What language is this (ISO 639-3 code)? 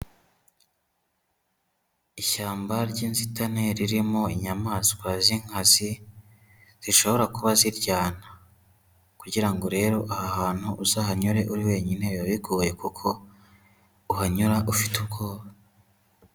kin